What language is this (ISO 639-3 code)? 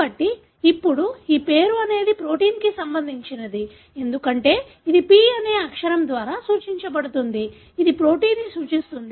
tel